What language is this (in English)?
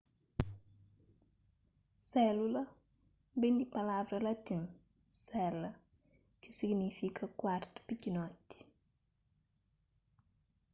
Kabuverdianu